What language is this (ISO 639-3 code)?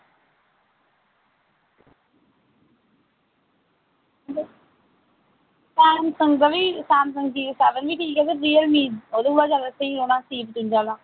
doi